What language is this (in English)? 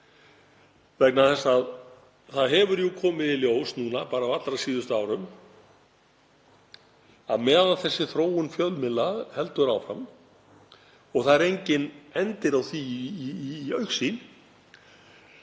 Icelandic